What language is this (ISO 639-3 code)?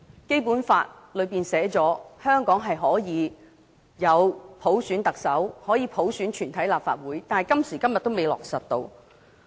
yue